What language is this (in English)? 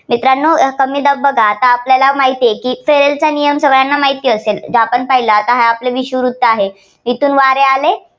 Marathi